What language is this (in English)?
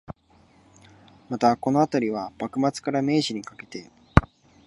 Japanese